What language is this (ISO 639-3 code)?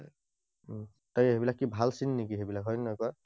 asm